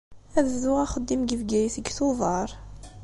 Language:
Kabyle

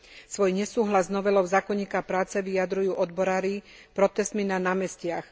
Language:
Slovak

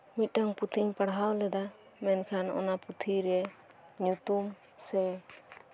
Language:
Santali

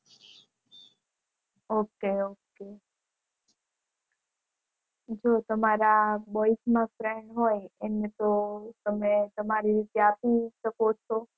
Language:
Gujarati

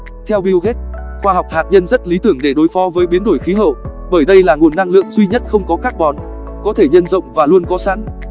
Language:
Vietnamese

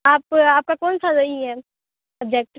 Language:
Urdu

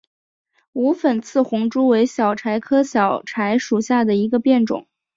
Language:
Chinese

